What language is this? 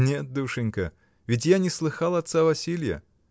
Russian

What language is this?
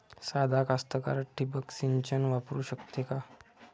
Marathi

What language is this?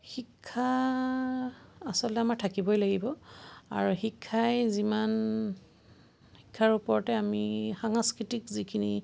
Assamese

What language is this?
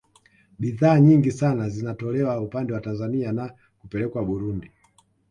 Swahili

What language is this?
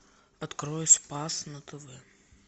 Russian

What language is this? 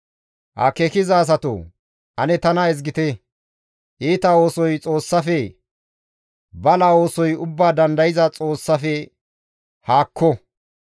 Gamo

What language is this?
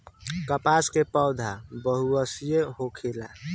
Bhojpuri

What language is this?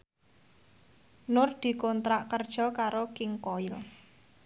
Javanese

